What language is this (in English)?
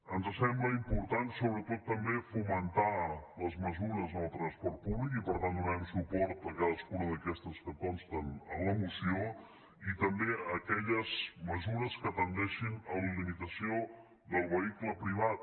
Catalan